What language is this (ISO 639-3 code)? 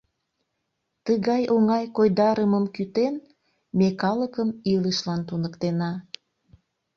chm